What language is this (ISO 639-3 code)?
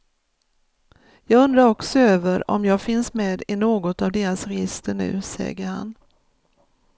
swe